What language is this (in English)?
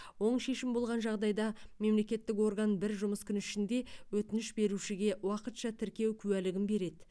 Kazakh